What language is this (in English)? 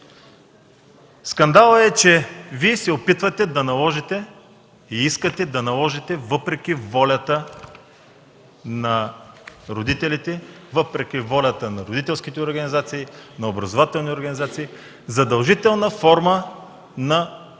Bulgarian